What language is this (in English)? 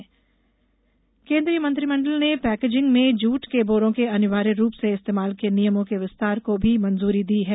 Hindi